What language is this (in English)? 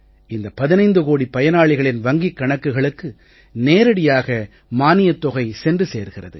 Tamil